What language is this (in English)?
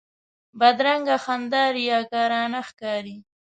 Pashto